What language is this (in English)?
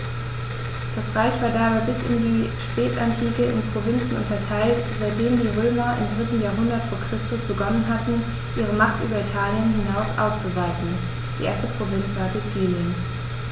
German